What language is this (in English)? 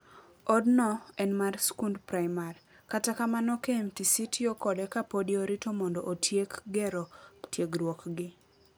Luo (Kenya and Tanzania)